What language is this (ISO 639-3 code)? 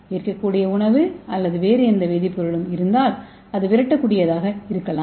tam